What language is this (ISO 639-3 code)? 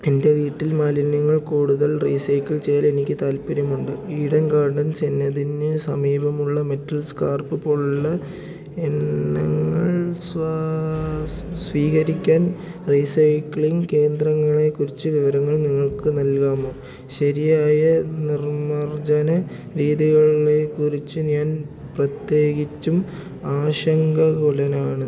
mal